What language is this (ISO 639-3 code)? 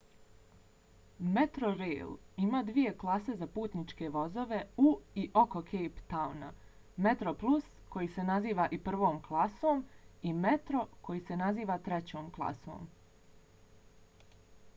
bos